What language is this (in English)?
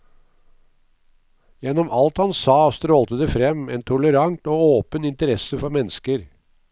Norwegian